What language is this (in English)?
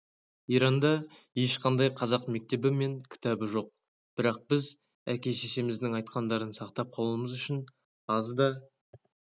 Kazakh